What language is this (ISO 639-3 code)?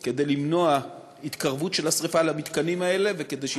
heb